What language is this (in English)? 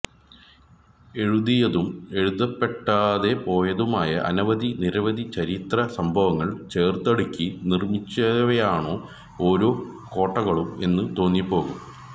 Malayalam